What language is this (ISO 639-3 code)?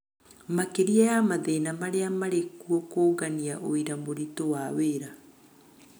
kik